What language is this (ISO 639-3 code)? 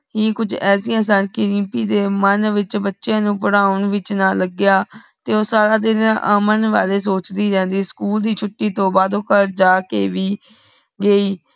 pan